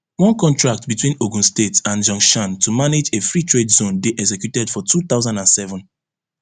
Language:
Nigerian Pidgin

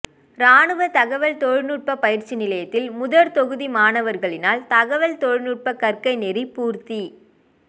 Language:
Tamil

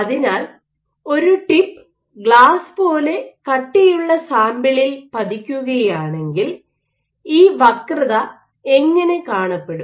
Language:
Malayalam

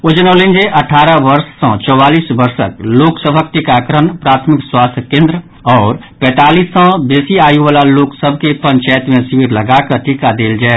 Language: Maithili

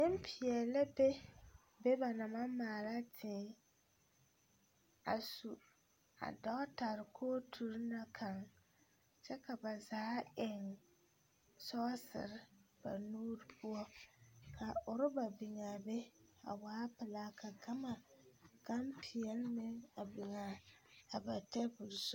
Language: Southern Dagaare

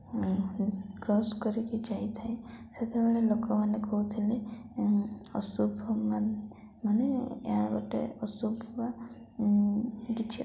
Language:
Odia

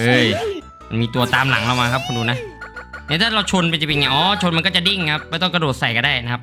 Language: Thai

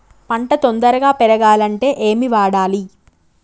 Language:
Telugu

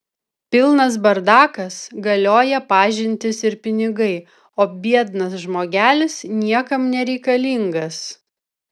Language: Lithuanian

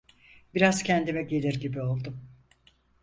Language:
Turkish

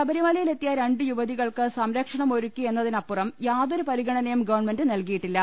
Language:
Malayalam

